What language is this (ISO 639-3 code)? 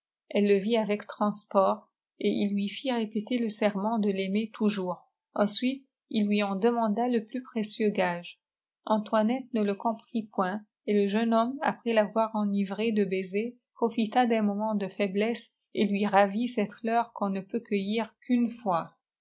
fra